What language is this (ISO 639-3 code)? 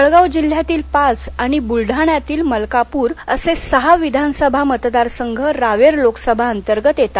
mar